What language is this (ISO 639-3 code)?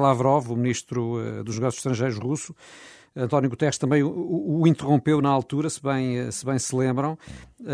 por